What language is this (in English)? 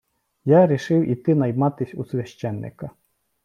Ukrainian